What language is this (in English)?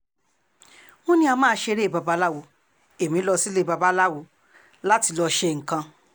Yoruba